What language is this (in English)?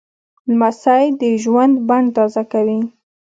Pashto